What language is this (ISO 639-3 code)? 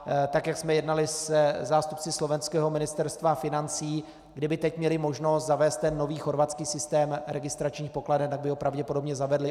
ces